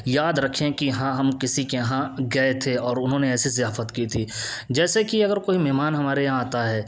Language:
Urdu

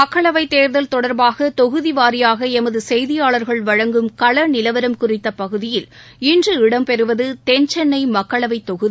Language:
Tamil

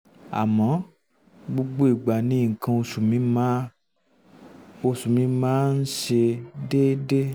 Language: Yoruba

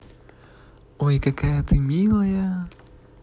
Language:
Russian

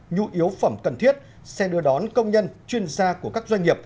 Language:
Vietnamese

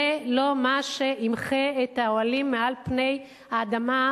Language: Hebrew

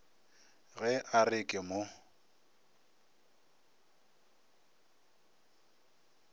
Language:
Northern Sotho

